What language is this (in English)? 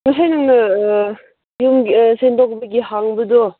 Manipuri